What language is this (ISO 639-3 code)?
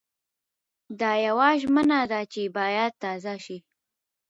pus